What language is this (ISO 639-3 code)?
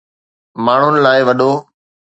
snd